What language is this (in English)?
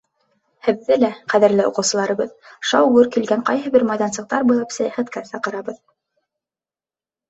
Bashkir